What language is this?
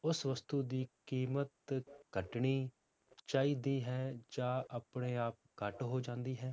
Punjabi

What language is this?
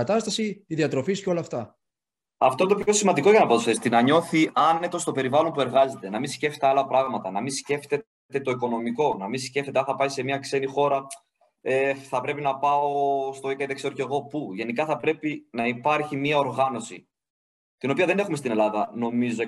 Greek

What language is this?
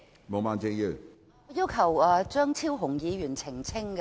Cantonese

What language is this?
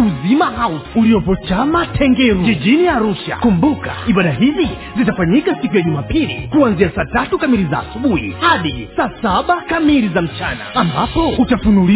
Swahili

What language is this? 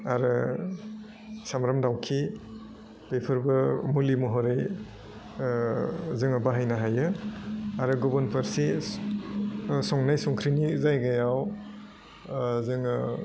Bodo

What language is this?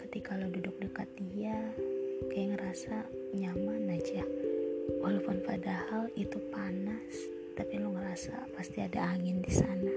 Indonesian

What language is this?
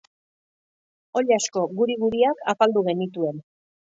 Basque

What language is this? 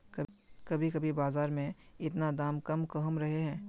Magahi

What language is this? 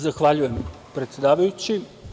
Serbian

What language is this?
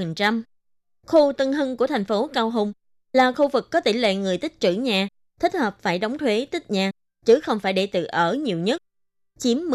Vietnamese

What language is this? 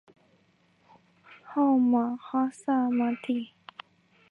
Chinese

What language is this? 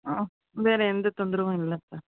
Tamil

